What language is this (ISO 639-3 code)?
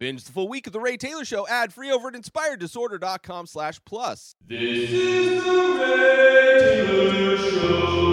eng